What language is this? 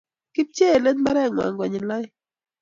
Kalenjin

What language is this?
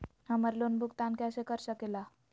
Magahi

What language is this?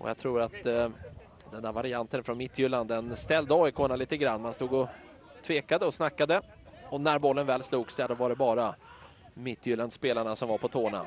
Swedish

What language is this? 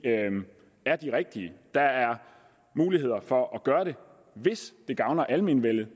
Danish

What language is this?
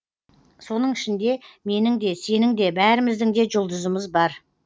Kazakh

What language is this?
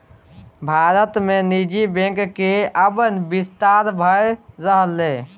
Maithili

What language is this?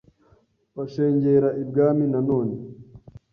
Kinyarwanda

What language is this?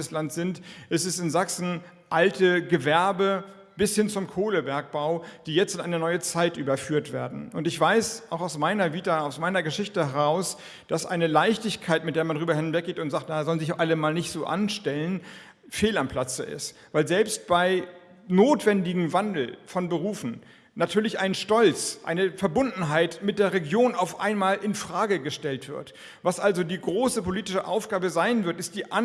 German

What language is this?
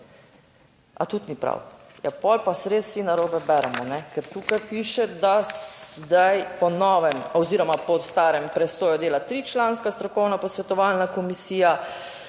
Slovenian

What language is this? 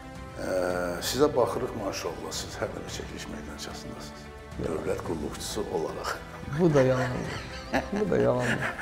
Turkish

